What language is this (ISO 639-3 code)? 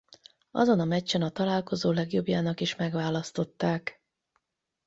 hun